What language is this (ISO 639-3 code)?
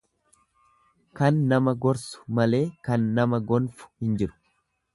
orm